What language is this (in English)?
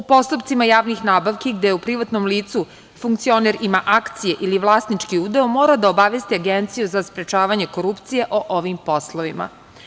Serbian